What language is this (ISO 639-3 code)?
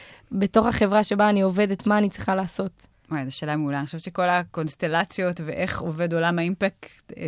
heb